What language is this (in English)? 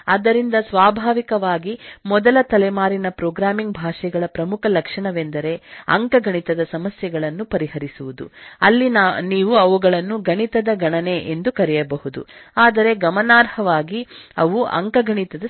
Kannada